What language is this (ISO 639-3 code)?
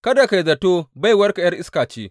hau